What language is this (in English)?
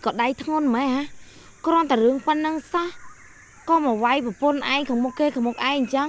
Vietnamese